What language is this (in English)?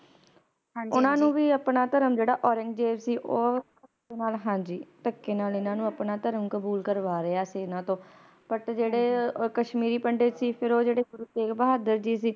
Punjabi